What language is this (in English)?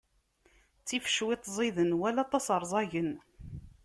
Kabyle